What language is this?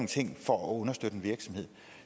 Danish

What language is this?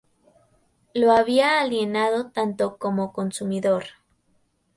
Spanish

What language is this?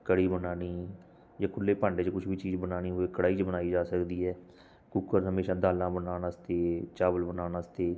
Punjabi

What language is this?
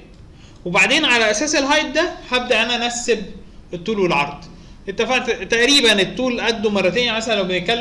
Arabic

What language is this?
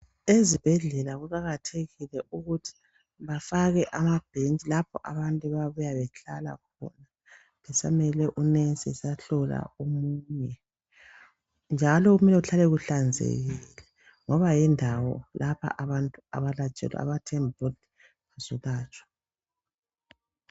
North Ndebele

